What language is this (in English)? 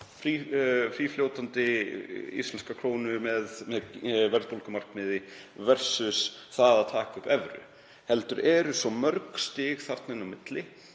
Icelandic